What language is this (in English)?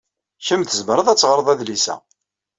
Kabyle